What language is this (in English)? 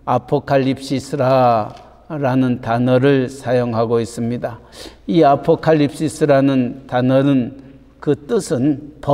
Korean